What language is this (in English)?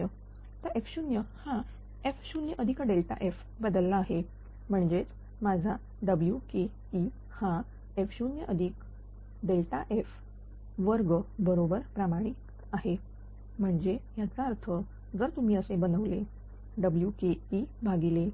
Marathi